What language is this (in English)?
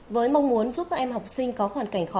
Vietnamese